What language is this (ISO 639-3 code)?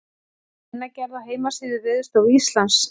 isl